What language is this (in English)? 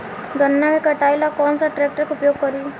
Bhojpuri